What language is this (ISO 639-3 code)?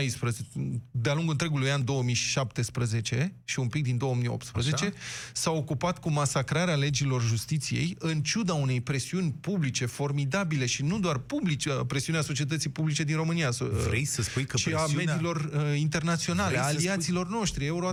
ron